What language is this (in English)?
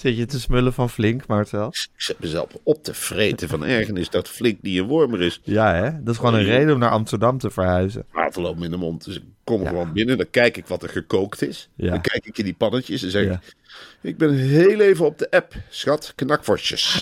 Dutch